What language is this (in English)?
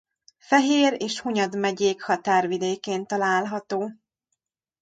Hungarian